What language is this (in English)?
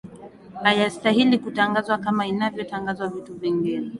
Swahili